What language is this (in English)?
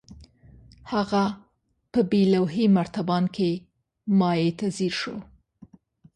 Pashto